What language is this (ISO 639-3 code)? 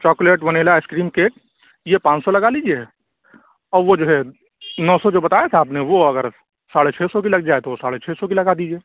urd